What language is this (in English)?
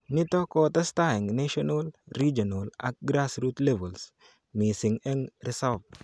Kalenjin